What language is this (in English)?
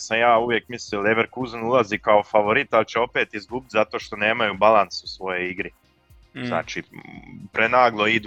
Croatian